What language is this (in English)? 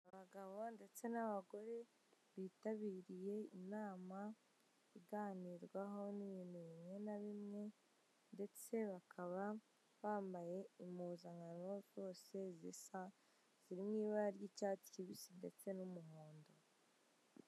Kinyarwanda